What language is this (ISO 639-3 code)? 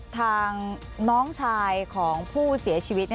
tha